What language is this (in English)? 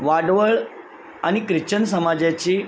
Marathi